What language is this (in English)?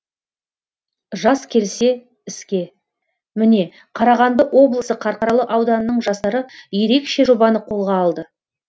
Kazakh